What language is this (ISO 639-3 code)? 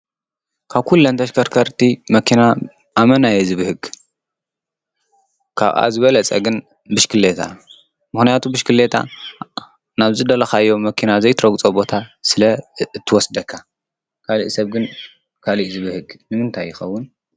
tir